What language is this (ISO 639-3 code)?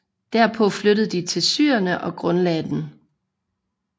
dan